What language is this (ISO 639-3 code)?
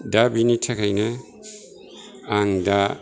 brx